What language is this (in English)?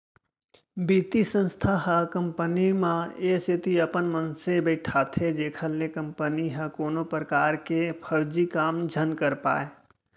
Chhattisgarhi